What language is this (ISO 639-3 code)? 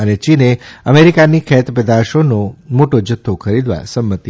guj